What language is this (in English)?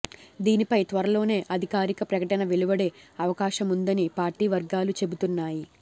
Telugu